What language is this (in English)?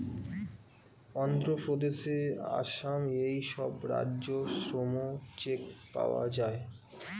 Bangla